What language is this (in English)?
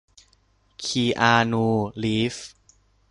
Thai